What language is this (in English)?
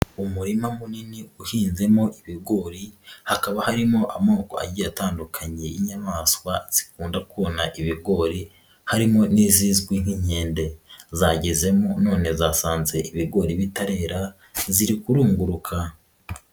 Kinyarwanda